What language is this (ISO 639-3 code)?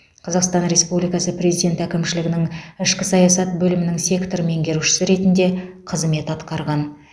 kaz